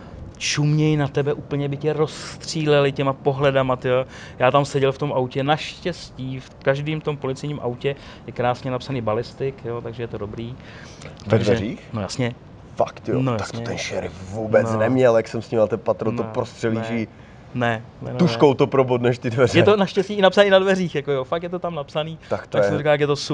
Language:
Czech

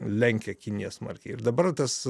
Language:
Lithuanian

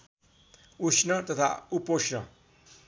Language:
Nepali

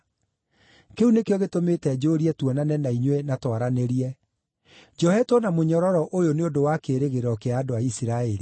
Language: Kikuyu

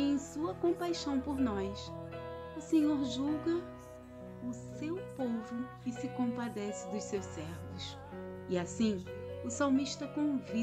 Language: Portuguese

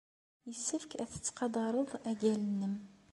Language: Kabyle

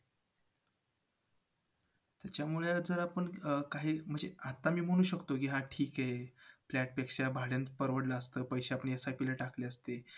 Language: Marathi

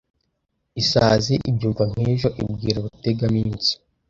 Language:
Kinyarwanda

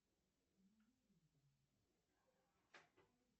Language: Russian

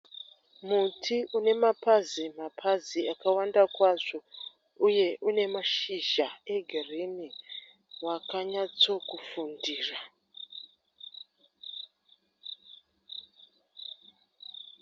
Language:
Shona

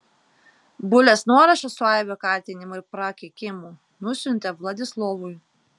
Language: Lithuanian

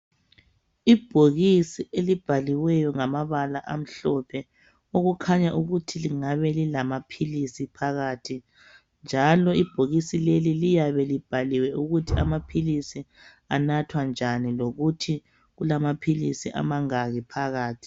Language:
North Ndebele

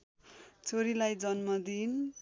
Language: Nepali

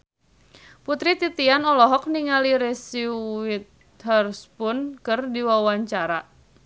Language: Sundanese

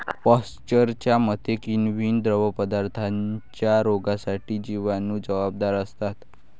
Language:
Marathi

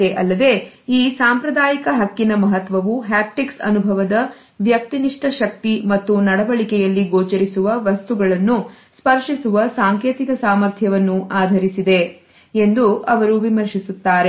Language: Kannada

